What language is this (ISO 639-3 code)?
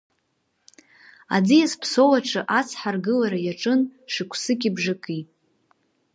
abk